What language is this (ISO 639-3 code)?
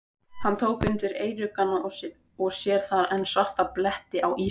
isl